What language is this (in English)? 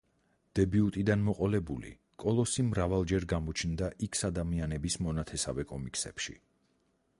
Georgian